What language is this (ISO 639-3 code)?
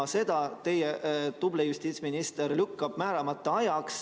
est